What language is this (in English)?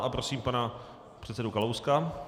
Czech